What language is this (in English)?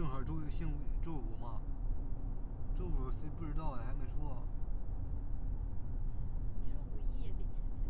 Chinese